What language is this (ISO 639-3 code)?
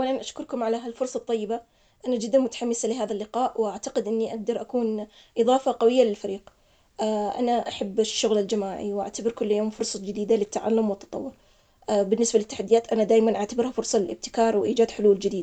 acx